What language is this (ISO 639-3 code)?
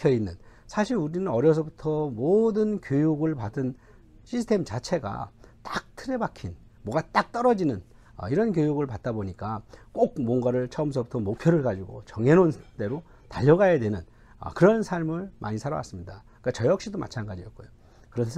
kor